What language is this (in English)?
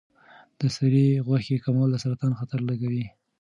Pashto